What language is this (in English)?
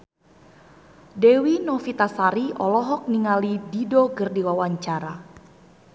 Sundanese